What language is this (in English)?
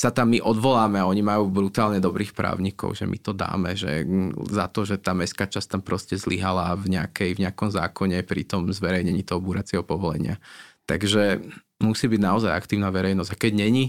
Slovak